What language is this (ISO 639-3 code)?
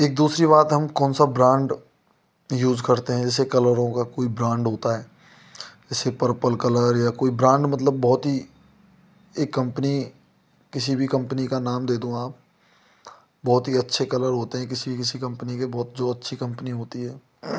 hin